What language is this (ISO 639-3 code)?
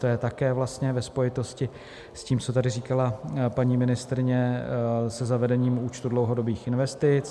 ces